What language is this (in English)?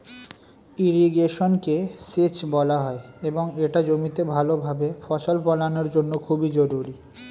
Bangla